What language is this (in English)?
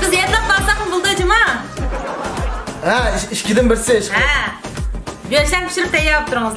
Turkish